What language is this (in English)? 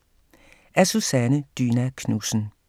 Danish